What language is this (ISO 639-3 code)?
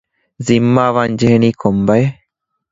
div